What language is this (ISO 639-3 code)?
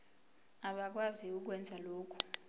zul